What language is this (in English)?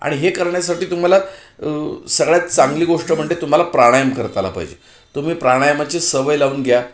Marathi